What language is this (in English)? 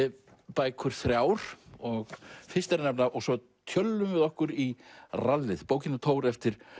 Icelandic